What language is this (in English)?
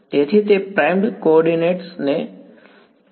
Gujarati